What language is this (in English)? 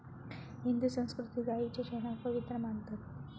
Marathi